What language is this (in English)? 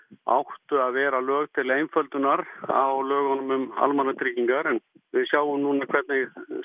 Icelandic